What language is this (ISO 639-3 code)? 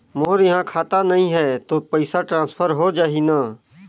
hne